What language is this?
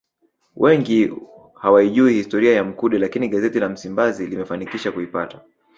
Swahili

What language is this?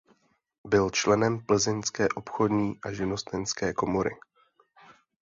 Czech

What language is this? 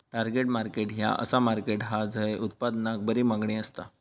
Marathi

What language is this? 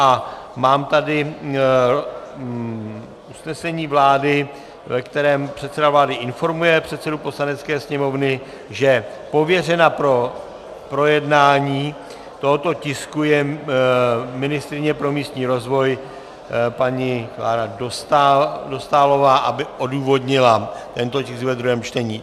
Czech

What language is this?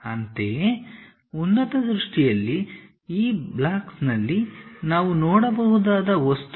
Kannada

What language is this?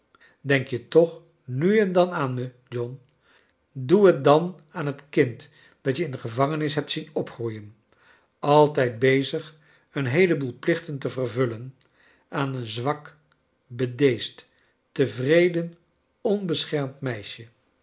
Dutch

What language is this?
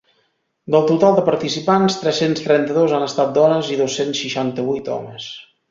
Catalan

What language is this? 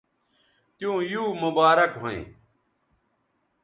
Bateri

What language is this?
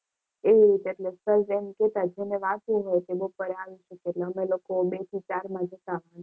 Gujarati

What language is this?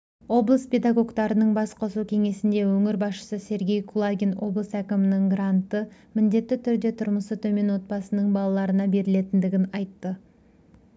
Kazakh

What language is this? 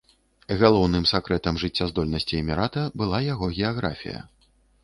Belarusian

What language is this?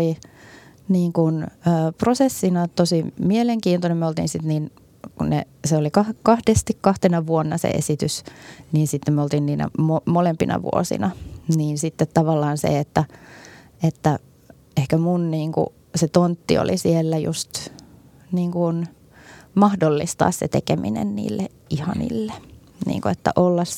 Finnish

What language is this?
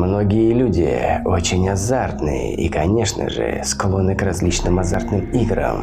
Russian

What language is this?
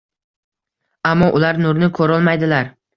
Uzbek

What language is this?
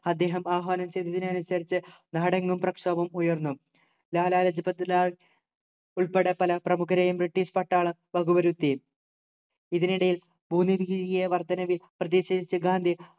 Malayalam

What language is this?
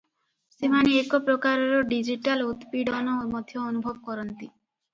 Odia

